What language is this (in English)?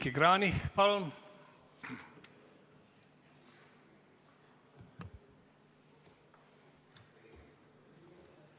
Estonian